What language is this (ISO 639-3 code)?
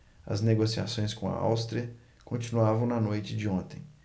por